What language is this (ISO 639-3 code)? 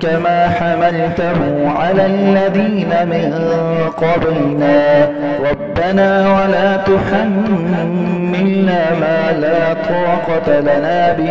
ara